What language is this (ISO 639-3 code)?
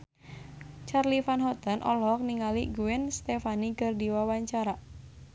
sun